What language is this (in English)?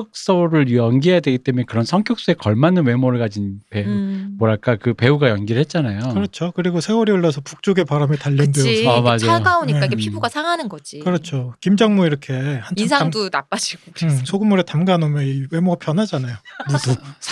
Korean